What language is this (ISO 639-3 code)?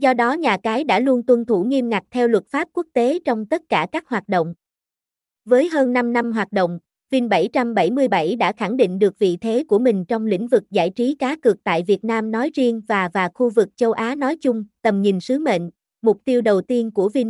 vie